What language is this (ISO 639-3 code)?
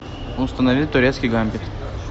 rus